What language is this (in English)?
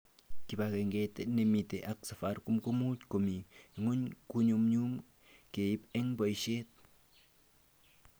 Kalenjin